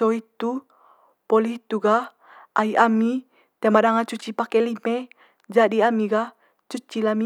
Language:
Manggarai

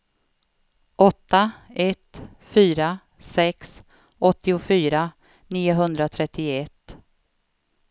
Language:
Swedish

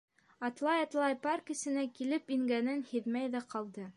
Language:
Bashkir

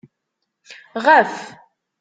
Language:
Kabyle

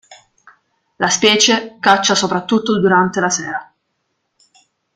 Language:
Italian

